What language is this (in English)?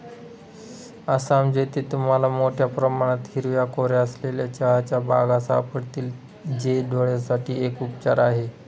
Marathi